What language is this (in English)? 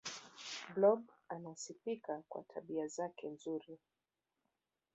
Swahili